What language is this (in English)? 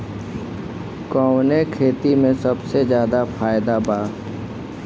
Bhojpuri